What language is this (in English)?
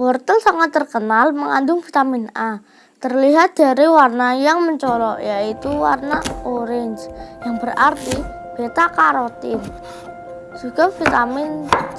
Indonesian